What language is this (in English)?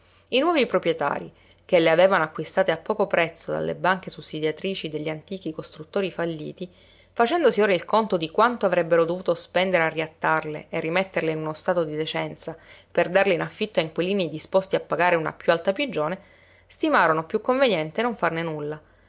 Italian